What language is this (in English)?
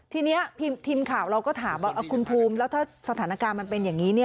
Thai